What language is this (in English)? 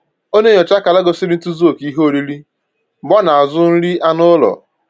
Igbo